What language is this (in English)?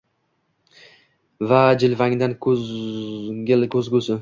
Uzbek